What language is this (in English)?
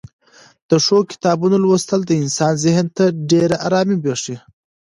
Pashto